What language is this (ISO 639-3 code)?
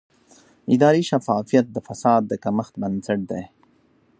pus